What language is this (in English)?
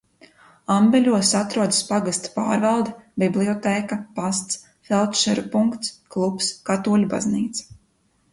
Latvian